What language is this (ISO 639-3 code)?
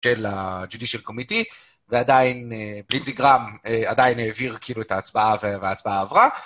heb